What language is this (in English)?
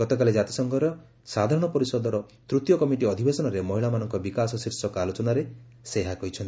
Odia